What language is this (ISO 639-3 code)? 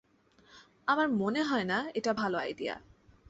ben